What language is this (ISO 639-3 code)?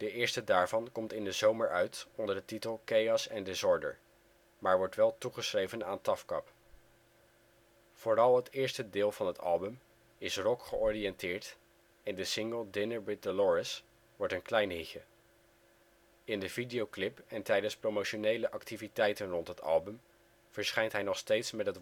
nld